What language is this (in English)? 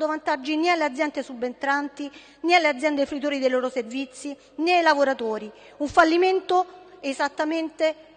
Italian